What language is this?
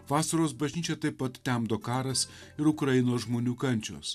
Lithuanian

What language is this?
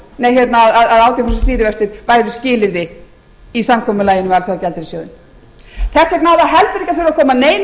Icelandic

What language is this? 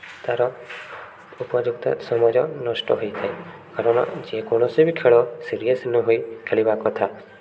Odia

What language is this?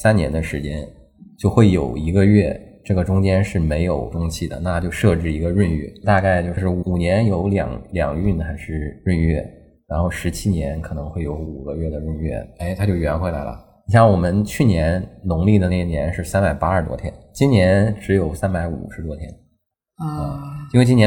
Chinese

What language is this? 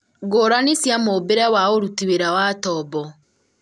Kikuyu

